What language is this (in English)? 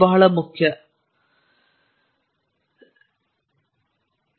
Kannada